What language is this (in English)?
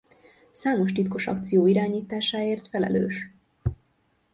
Hungarian